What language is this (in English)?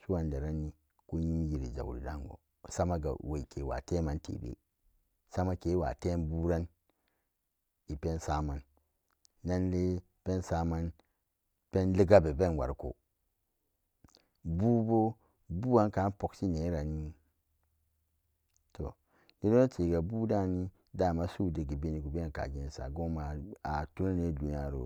Samba Daka